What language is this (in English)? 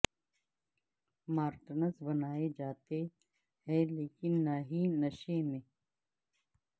Urdu